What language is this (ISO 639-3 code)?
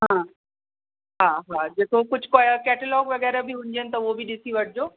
snd